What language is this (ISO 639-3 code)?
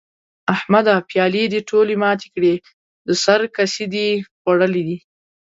pus